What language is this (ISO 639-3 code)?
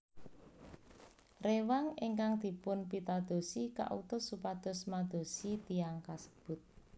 jav